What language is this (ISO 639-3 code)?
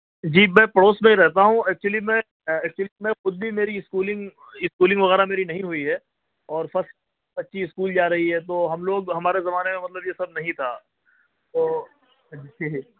urd